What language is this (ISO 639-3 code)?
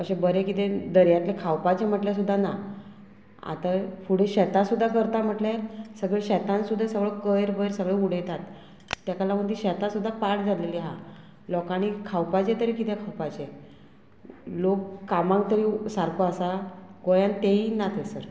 kok